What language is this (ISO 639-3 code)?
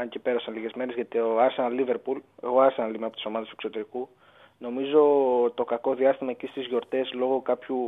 ell